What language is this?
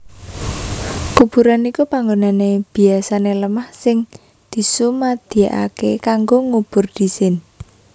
Javanese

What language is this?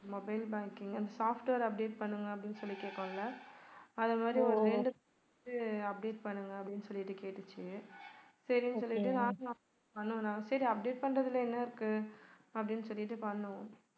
Tamil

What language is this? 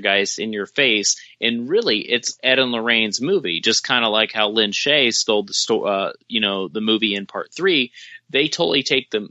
English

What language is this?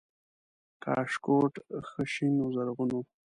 Pashto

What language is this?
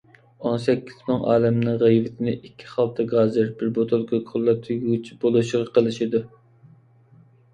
Uyghur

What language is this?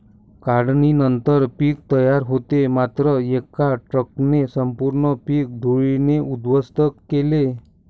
Marathi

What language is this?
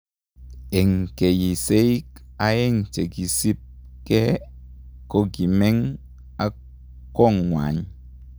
Kalenjin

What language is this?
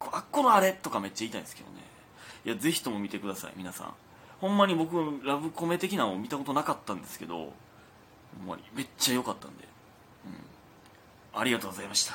Japanese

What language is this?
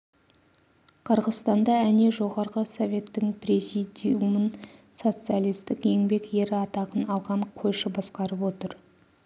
Kazakh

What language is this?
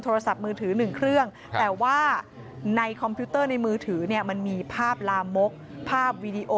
Thai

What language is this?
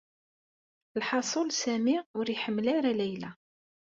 Kabyle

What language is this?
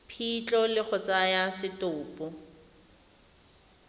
Tswana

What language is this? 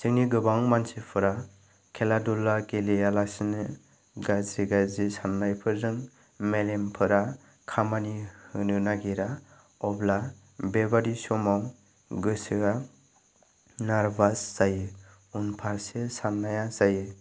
Bodo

